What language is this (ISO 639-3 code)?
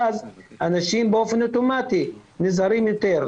heb